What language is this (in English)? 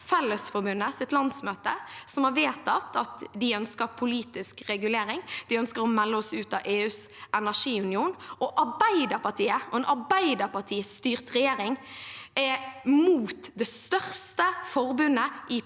Norwegian